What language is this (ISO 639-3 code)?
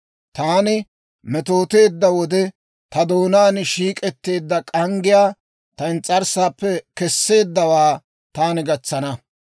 dwr